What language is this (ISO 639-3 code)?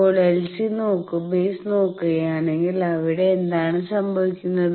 mal